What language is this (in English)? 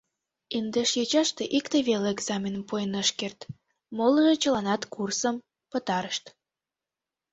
Mari